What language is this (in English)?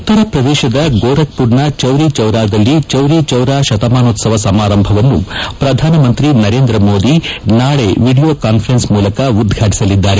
Kannada